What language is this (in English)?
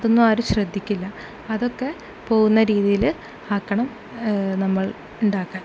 Malayalam